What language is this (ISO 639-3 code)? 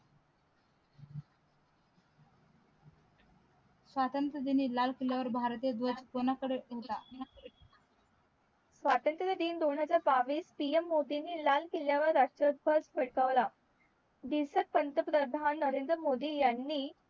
mar